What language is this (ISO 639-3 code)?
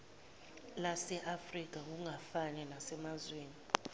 zul